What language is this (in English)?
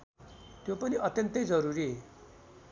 Nepali